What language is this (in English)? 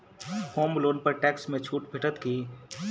Maithili